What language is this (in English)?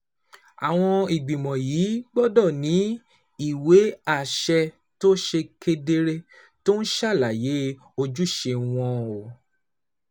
Yoruba